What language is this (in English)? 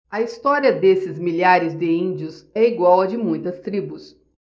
Portuguese